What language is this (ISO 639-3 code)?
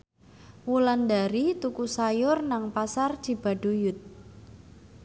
jav